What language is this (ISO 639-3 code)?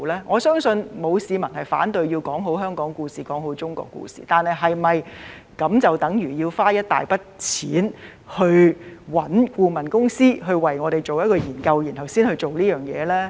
yue